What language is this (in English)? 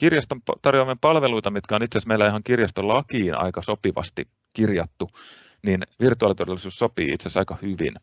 Finnish